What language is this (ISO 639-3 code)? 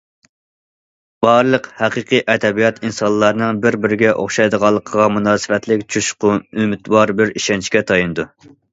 uig